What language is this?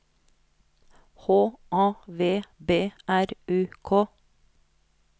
Norwegian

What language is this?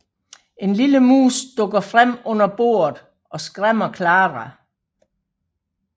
Danish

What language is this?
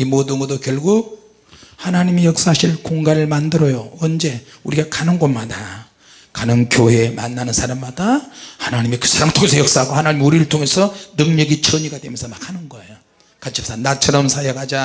Korean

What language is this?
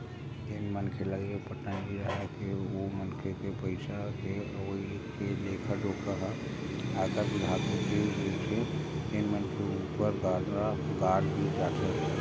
Chhattisgarhi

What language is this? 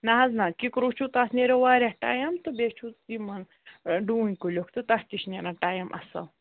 Kashmiri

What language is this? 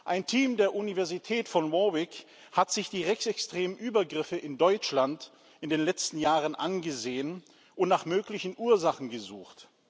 German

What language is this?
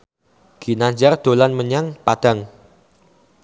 Javanese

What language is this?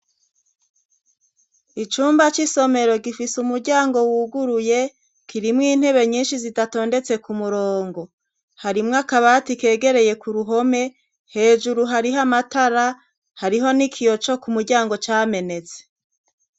Rundi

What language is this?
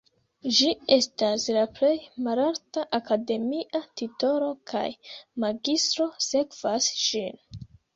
Esperanto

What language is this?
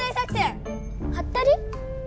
Japanese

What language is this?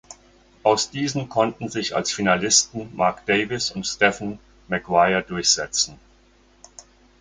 German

